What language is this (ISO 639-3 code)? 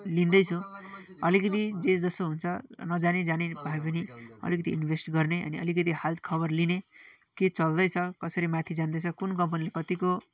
nep